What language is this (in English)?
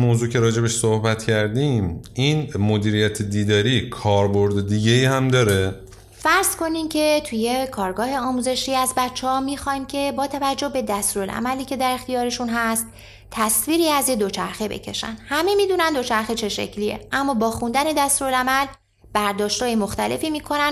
Persian